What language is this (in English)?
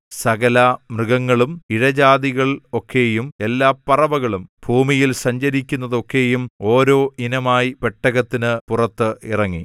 Malayalam